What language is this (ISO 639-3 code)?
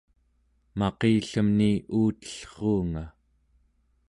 esu